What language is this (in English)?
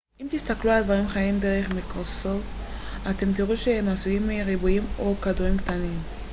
Hebrew